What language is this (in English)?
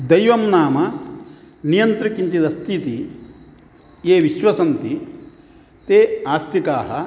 Sanskrit